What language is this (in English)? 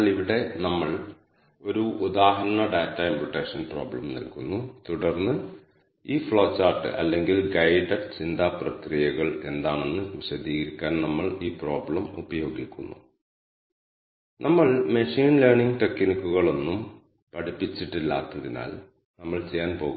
Malayalam